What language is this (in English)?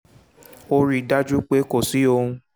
Yoruba